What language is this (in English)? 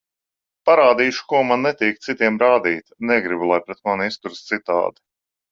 Latvian